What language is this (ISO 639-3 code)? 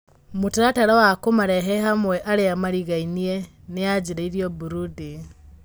kik